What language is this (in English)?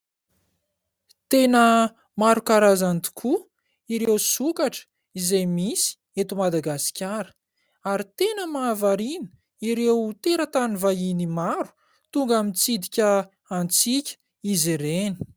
Malagasy